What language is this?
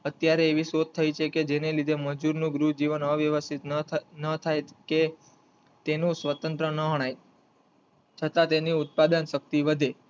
Gujarati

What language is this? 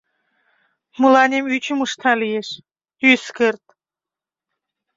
Mari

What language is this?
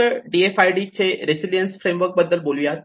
Marathi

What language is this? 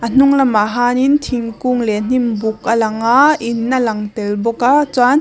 Mizo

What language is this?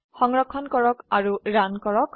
Assamese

